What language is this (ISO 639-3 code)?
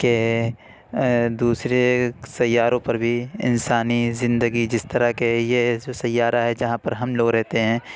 urd